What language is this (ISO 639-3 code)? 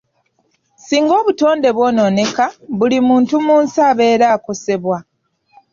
lug